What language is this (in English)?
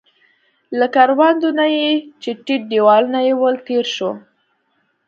Pashto